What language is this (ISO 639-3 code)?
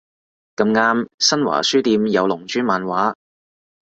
yue